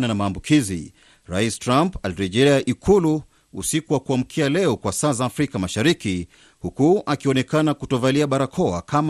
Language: Swahili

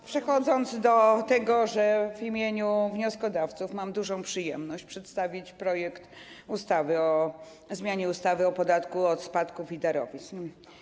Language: Polish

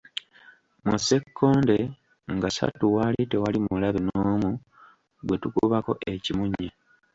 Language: Ganda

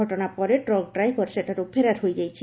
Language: Odia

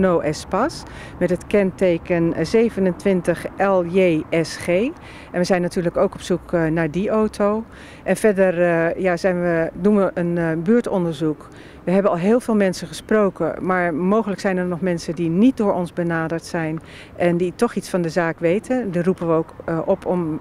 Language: Dutch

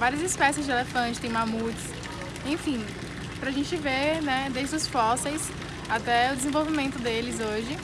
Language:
Portuguese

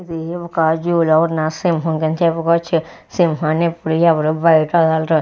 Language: Telugu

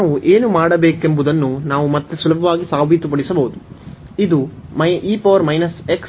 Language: Kannada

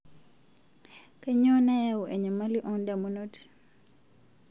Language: Masai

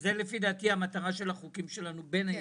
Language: Hebrew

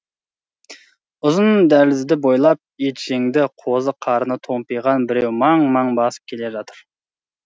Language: Kazakh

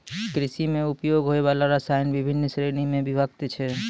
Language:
Maithili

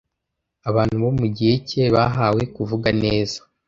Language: Kinyarwanda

